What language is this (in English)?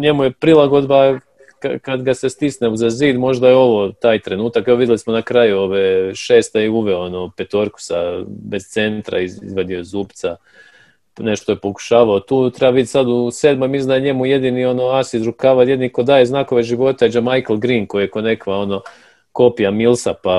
Croatian